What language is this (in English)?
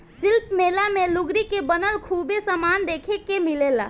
Bhojpuri